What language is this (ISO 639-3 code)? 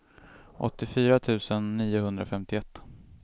swe